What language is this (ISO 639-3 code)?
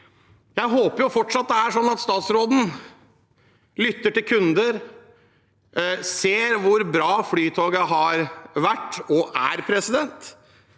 nor